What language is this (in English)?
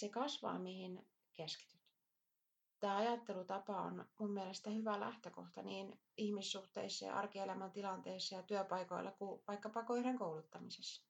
Finnish